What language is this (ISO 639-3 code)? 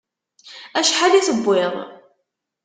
kab